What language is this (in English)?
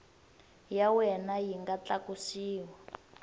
Tsonga